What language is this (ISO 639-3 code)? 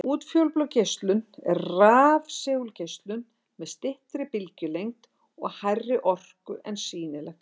isl